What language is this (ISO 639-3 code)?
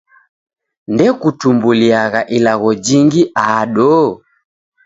dav